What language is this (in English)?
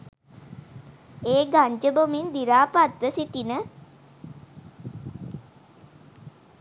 Sinhala